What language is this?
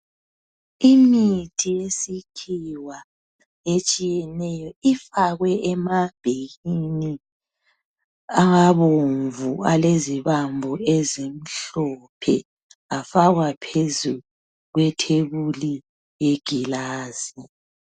North Ndebele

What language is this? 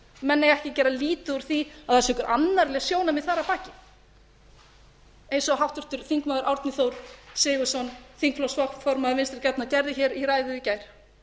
Icelandic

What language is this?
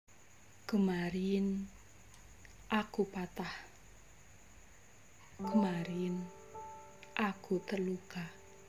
Indonesian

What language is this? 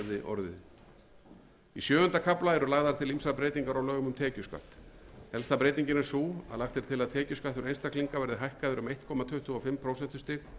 Icelandic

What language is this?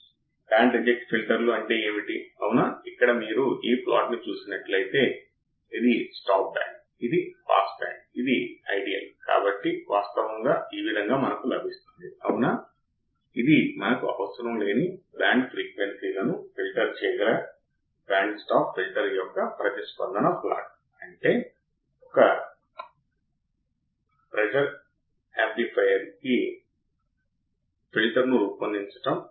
Telugu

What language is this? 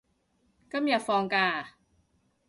Cantonese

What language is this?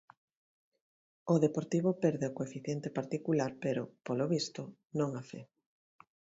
Galician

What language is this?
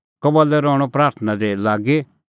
Kullu Pahari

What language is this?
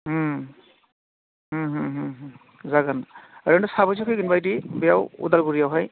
Bodo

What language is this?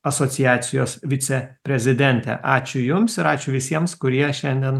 Lithuanian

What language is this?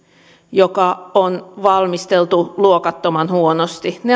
Finnish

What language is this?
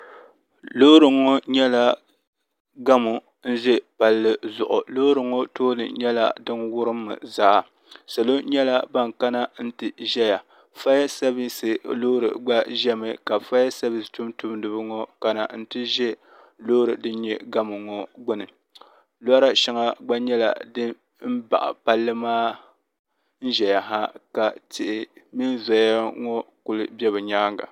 Dagbani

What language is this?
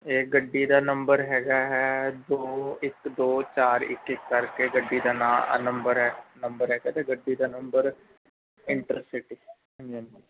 Punjabi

